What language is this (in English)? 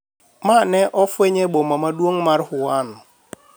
Luo (Kenya and Tanzania)